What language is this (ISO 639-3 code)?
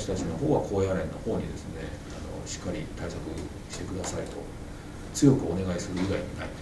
jpn